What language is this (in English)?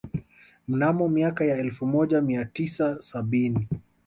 Swahili